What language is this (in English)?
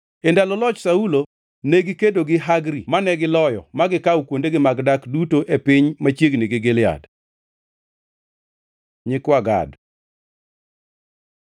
Luo (Kenya and Tanzania)